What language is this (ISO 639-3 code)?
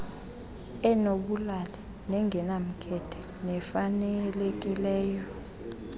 xho